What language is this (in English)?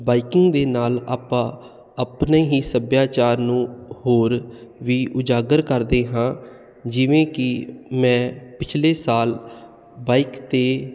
Punjabi